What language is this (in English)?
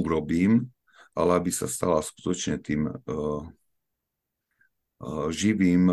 Slovak